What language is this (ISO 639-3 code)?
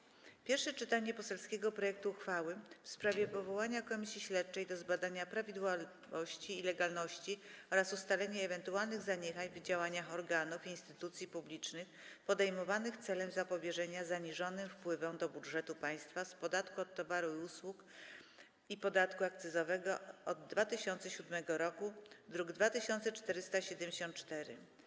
pol